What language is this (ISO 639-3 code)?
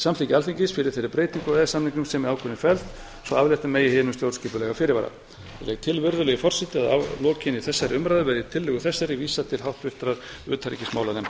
isl